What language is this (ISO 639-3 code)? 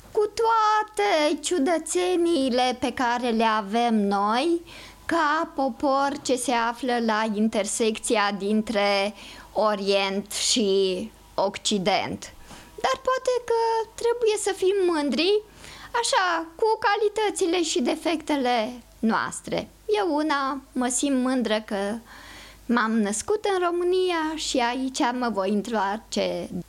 ron